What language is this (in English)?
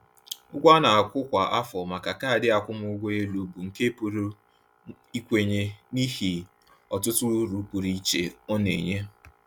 Igbo